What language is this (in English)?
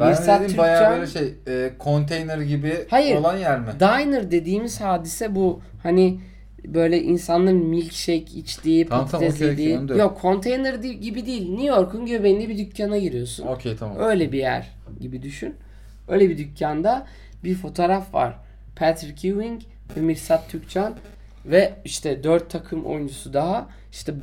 Turkish